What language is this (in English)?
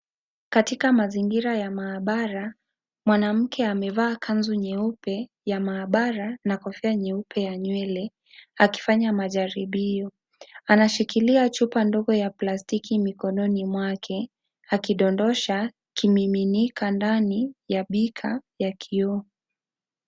Swahili